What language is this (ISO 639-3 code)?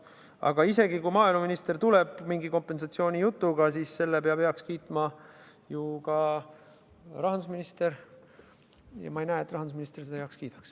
est